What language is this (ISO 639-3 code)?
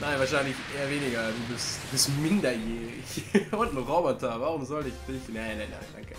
deu